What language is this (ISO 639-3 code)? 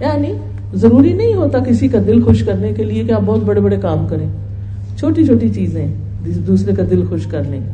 urd